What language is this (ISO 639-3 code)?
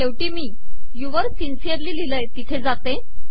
mar